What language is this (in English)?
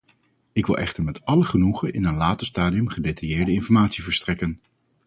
Dutch